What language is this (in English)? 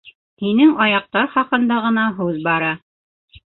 Bashkir